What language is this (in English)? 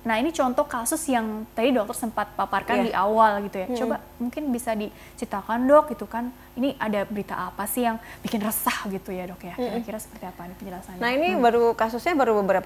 Indonesian